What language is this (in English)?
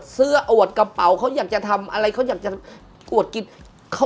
Thai